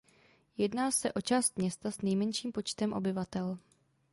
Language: Czech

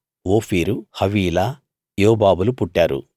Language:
Telugu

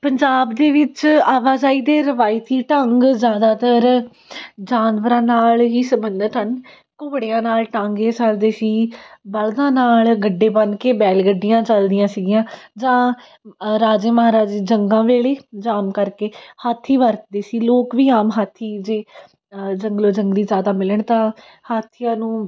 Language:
Punjabi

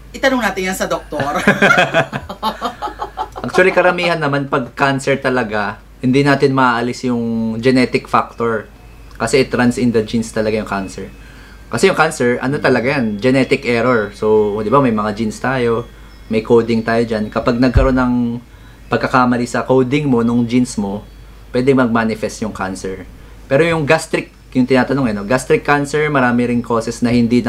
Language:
Filipino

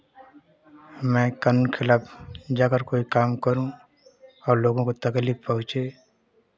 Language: Hindi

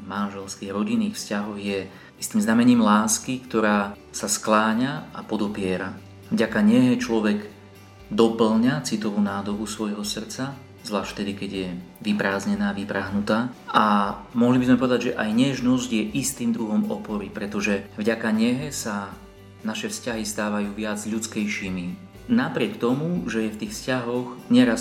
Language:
Slovak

